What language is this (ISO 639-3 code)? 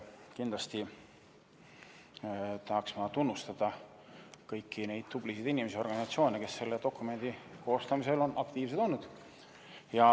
est